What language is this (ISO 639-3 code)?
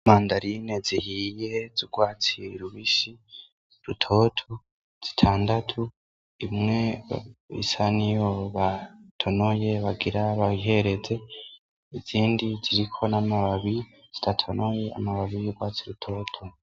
run